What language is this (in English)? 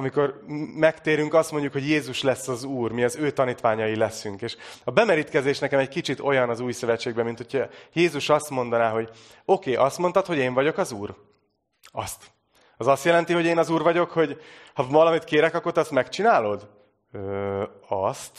Hungarian